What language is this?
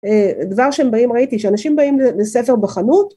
Hebrew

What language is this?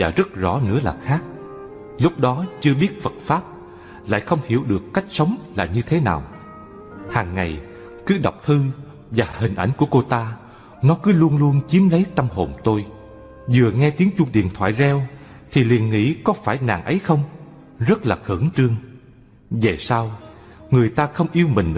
Vietnamese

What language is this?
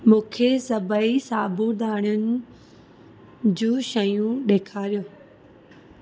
Sindhi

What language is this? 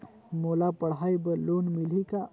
Chhattisgarhi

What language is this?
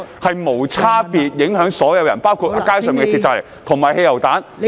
Cantonese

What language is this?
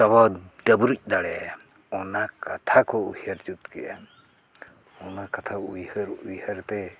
Santali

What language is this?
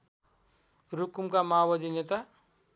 Nepali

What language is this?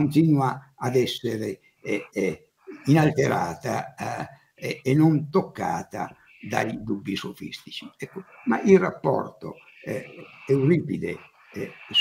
Italian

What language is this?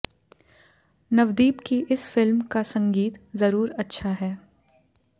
Hindi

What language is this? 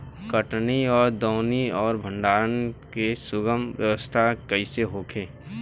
Bhojpuri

